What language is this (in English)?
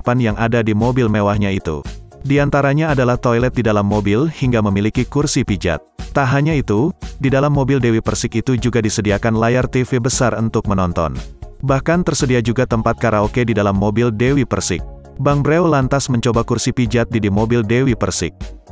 Indonesian